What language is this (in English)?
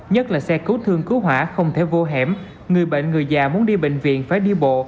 Vietnamese